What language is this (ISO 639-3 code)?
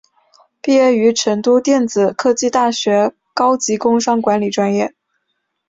zho